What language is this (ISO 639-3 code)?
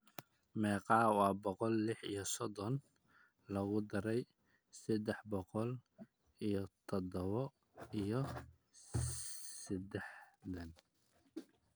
som